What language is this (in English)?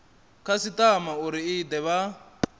Venda